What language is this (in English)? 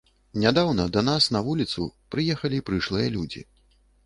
Belarusian